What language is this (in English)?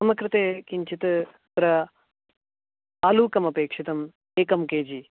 Sanskrit